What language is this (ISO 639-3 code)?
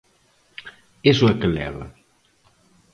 glg